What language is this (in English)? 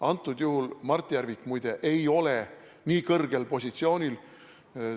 Estonian